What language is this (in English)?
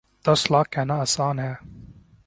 Urdu